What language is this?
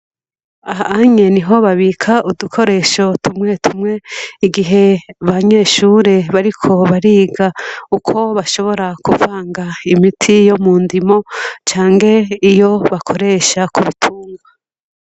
Rundi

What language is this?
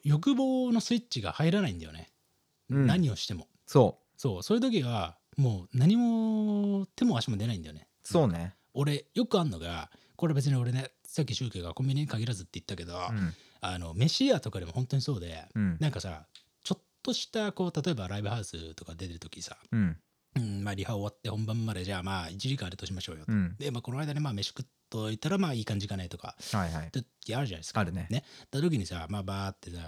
Japanese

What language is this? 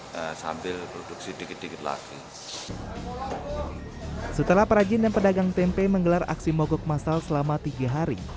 Indonesian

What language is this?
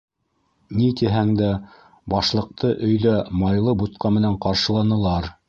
Bashkir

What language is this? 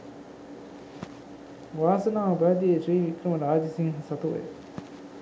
Sinhala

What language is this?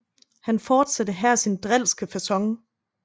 Danish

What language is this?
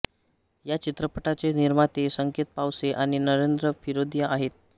Marathi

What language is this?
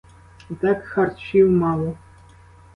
Ukrainian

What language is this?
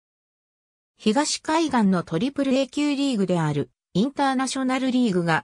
Japanese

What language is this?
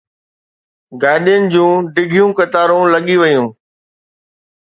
Sindhi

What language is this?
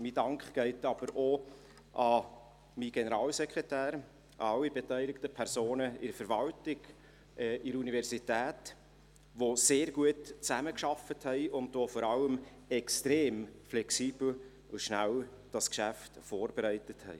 Swiss German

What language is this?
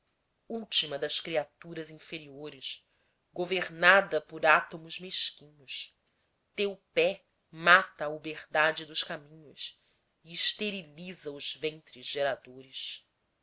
Portuguese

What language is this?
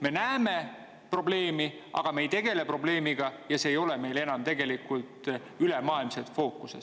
Estonian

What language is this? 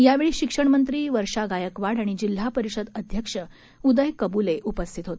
Marathi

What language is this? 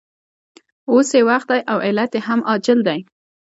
Pashto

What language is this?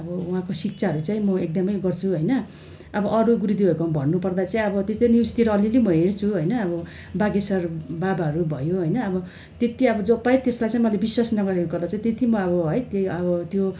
Nepali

